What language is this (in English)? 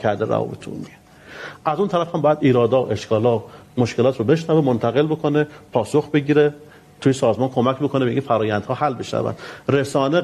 Persian